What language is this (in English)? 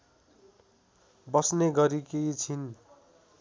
Nepali